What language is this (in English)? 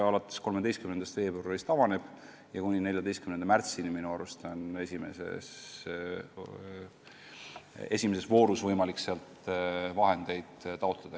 Estonian